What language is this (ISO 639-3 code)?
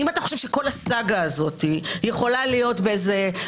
heb